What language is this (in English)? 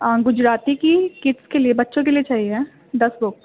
Urdu